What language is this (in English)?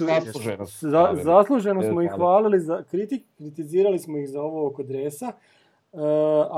Croatian